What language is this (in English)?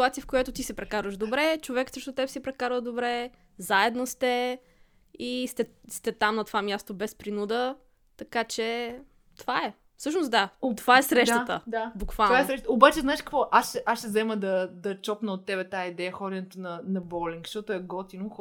Bulgarian